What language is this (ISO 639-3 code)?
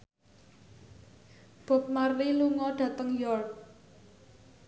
jav